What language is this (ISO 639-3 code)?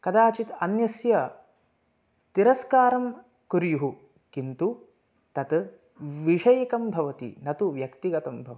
san